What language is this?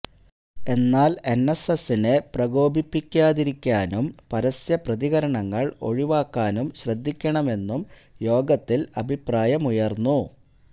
Malayalam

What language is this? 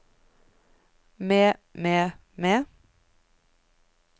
Norwegian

